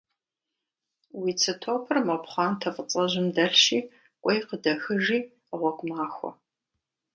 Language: Kabardian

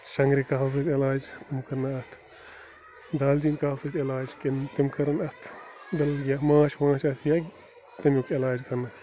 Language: Kashmiri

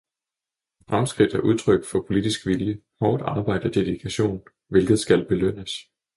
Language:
Danish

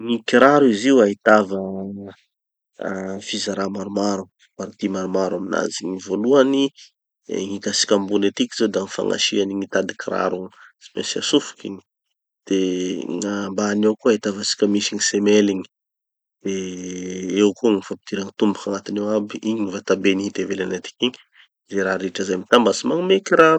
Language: Tanosy Malagasy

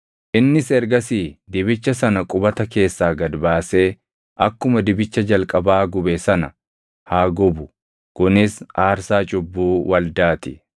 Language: Oromo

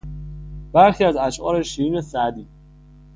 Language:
Persian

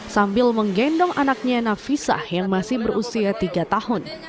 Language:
Indonesian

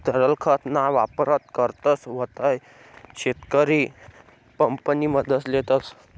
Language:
Marathi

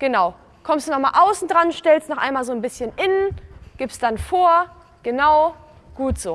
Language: German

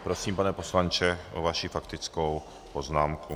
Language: Czech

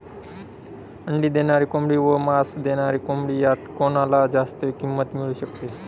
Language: Marathi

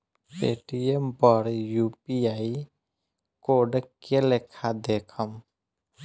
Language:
Bhojpuri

